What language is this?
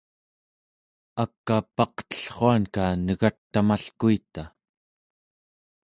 Central Yupik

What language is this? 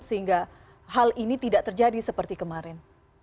Indonesian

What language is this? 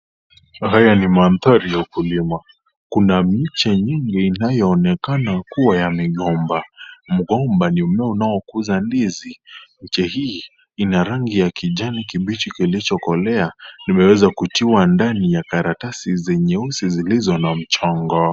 Swahili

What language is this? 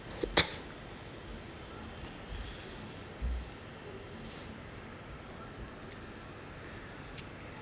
English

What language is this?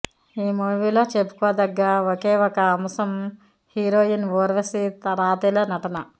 Telugu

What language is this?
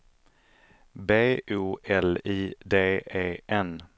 Swedish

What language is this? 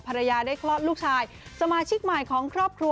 Thai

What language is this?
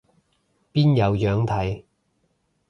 Cantonese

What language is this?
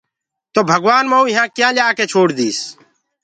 Gurgula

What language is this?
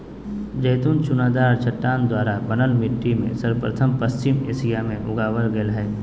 Magahi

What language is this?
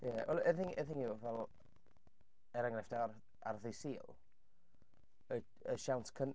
Welsh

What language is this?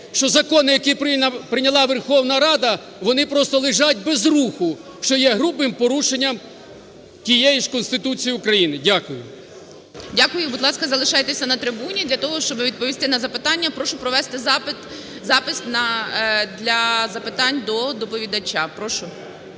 Ukrainian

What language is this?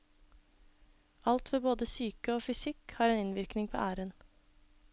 Norwegian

